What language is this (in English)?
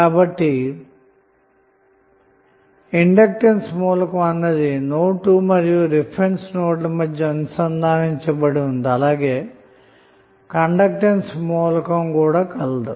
Telugu